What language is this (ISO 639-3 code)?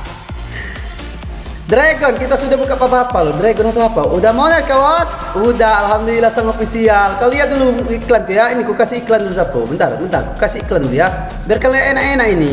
ind